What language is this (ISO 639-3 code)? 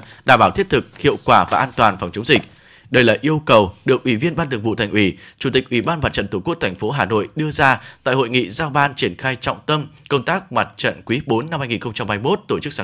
vie